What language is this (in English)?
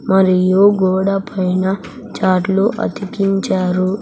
Telugu